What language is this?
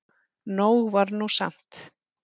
Icelandic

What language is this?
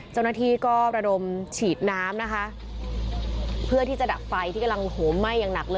Thai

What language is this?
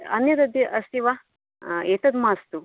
Sanskrit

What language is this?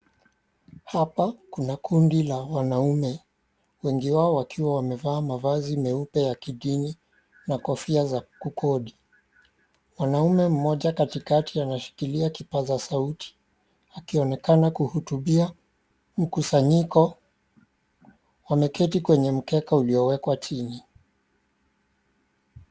Swahili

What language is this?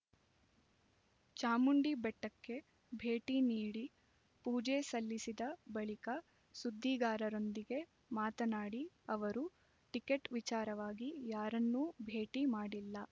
Kannada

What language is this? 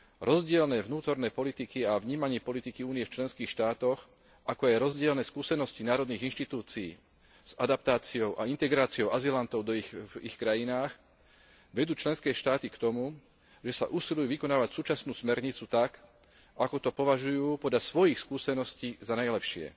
Slovak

